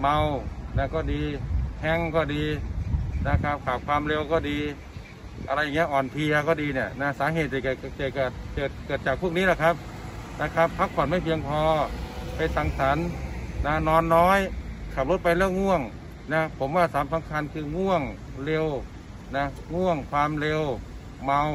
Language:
Thai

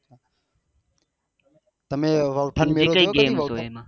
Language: Gujarati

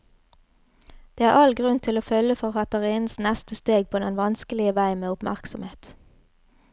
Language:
Norwegian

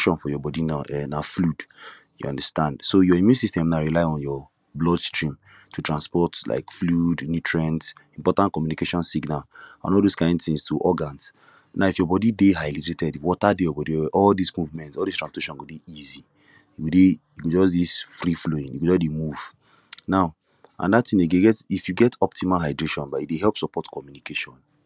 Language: Nigerian Pidgin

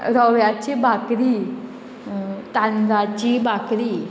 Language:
Konkani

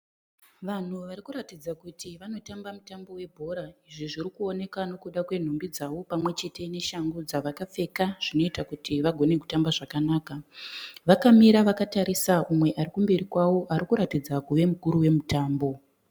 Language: Shona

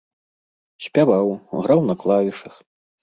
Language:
Belarusian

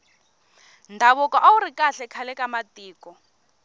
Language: Tsonga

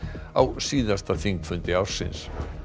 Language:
Icelandic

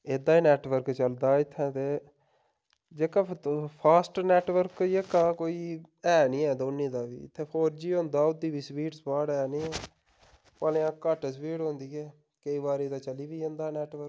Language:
Dogri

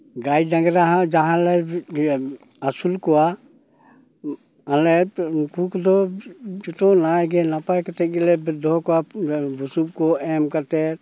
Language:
Santali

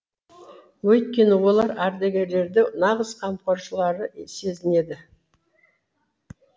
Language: Kazakh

